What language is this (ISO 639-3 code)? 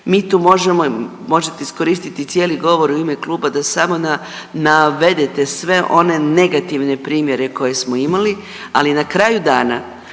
hrv